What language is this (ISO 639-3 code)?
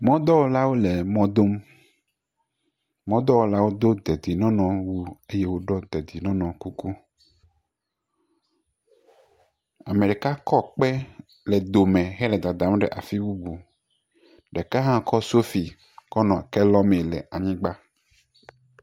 ewe